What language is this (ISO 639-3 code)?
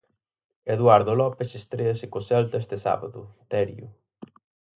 glg